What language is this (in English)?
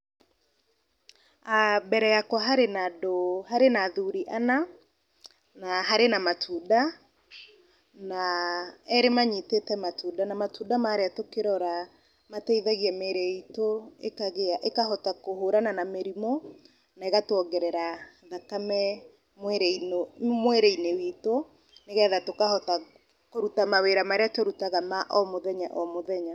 Kikuyu